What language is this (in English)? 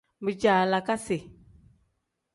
Tem